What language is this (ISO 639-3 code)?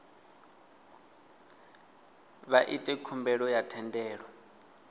ven